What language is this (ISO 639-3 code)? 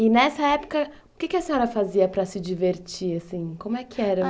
por